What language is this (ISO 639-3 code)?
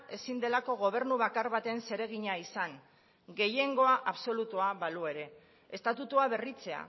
eus